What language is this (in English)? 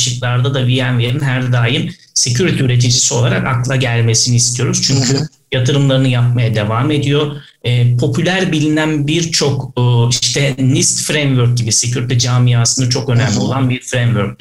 Turkish